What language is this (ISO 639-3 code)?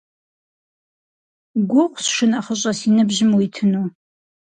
kbd